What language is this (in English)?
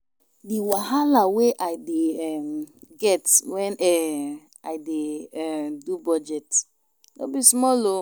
Nigerian Pidgin